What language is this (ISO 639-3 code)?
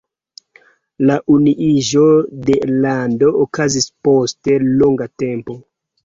epo